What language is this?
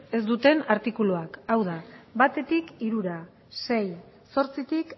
Basque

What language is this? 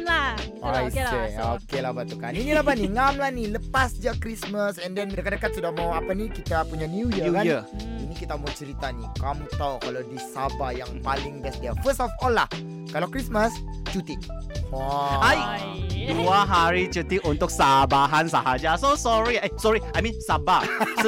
Malay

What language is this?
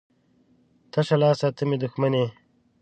Pashto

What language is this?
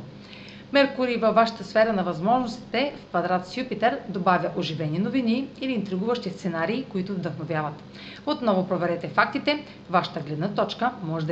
Bulgarian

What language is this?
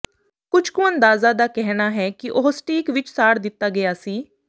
Punjabi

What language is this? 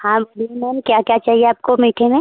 Hindi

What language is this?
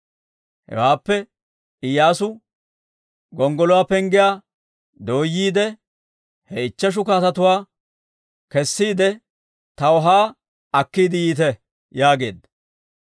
Dawro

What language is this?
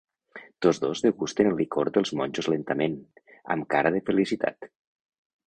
Catalan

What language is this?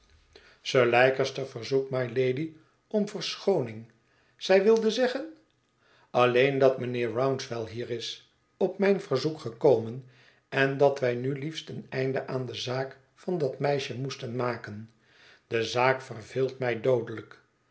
Dutch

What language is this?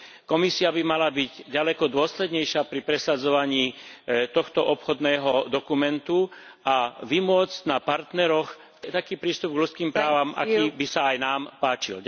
Slovak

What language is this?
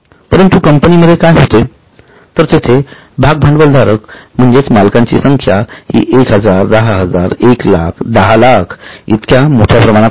Marathi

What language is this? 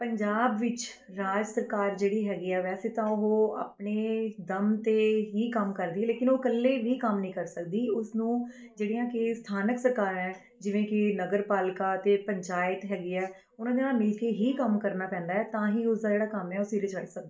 Punjabi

